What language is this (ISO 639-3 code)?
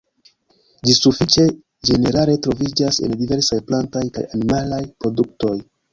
epo